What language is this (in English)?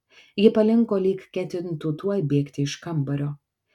Lithuanian